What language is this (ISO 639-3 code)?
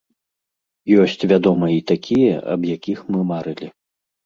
bel